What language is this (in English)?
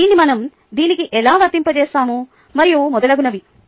Telugu